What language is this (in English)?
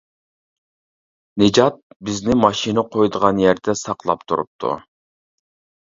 Uyghur